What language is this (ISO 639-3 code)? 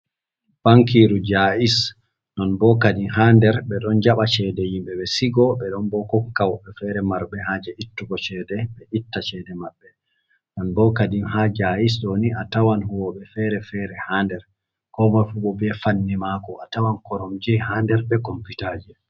ful